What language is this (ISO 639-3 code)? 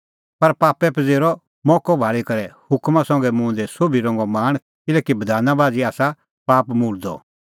kfx